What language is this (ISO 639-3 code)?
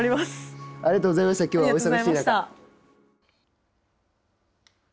jpn